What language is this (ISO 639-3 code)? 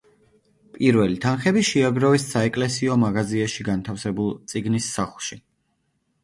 kat